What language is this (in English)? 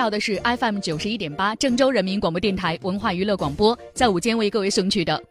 Chinese